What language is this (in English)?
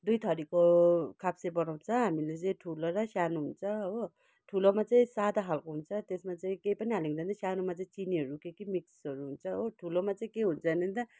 Nepali